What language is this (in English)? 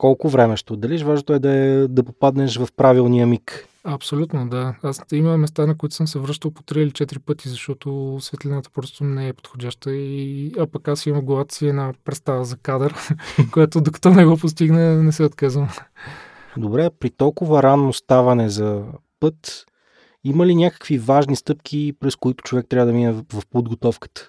Bulgarian